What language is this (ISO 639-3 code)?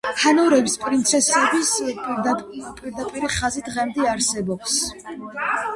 kat